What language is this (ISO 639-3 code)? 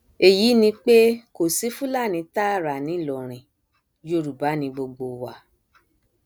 yor